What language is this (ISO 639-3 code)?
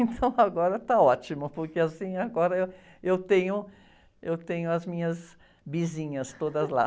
por